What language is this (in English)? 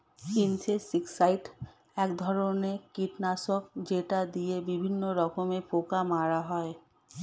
Bangla